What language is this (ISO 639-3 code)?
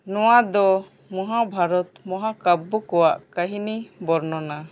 sat